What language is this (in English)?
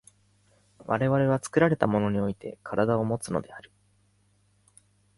Japanese